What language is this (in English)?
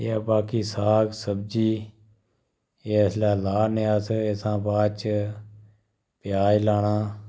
Dogri